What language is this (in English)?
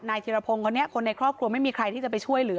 Thai